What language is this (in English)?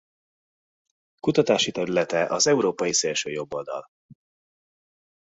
Hungarian